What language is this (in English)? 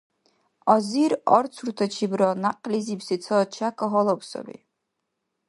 Dargwa